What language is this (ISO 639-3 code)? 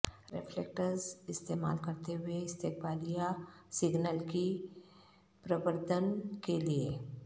urd